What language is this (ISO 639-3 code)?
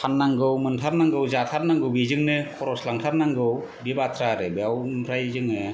brx